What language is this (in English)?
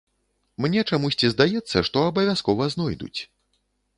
Belarusian